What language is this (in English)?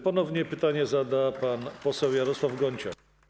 Polish